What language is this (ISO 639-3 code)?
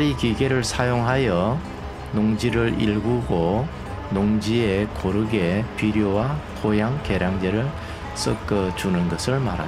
kor